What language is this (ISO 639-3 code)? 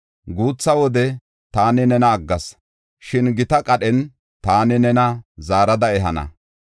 gof